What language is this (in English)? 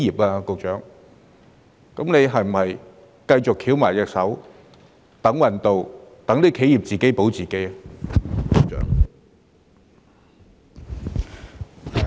Cantonese